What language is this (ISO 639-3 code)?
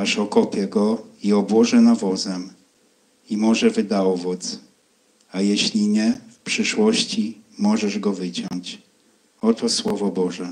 pol